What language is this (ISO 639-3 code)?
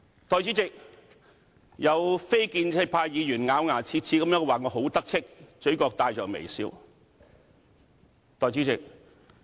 yue